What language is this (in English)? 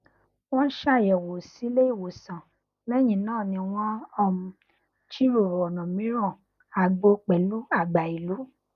Yoruba